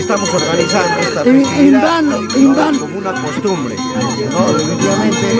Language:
Spanish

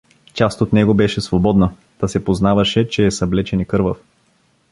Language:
Bulgarian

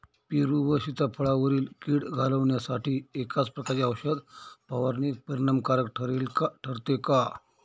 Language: Marathi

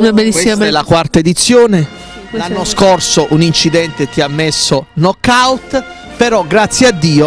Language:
Italian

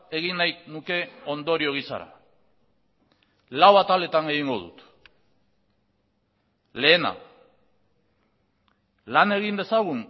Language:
Basque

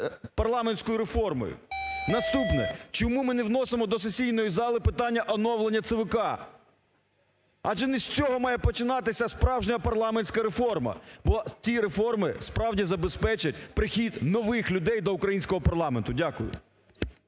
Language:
Ukrainian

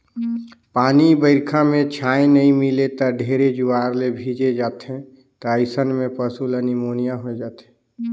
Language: Chhattisgarhi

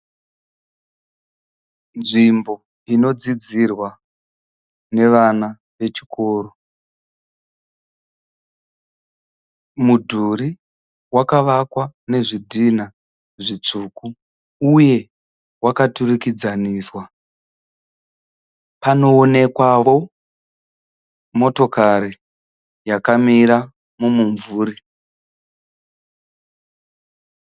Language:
Shona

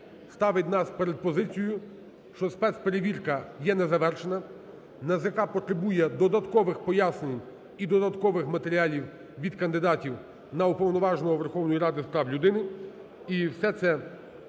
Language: Ukrainian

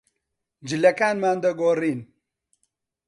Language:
Central Kurdish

